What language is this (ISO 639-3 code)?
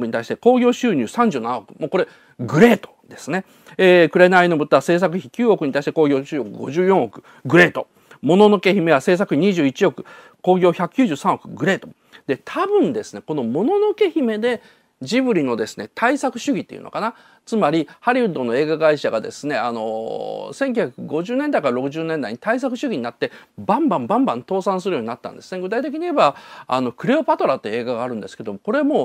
jpn